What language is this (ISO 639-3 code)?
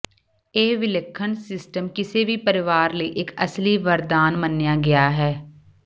pan